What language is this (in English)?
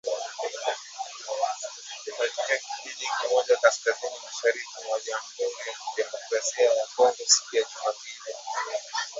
Swahili